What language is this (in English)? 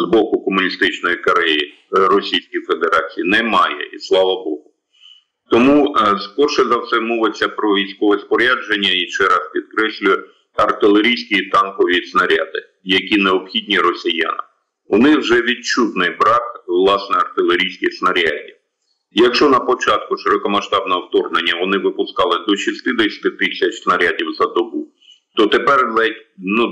Ukrainian